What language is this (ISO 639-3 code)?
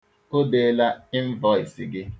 ibo